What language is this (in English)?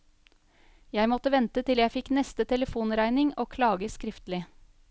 Norwegian